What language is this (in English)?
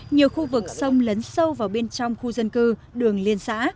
Vietnamese